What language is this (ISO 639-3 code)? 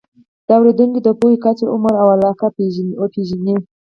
pus